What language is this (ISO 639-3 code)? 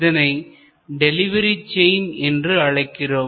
tam